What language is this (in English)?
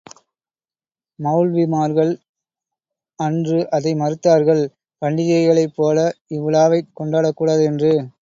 Tamil